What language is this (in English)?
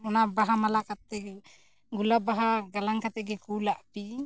Santali